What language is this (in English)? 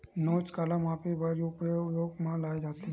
Chhattisgarhi